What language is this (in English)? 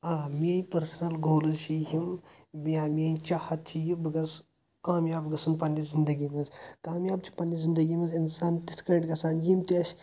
Kashmiri